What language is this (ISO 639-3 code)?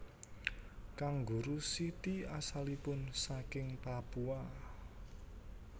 jav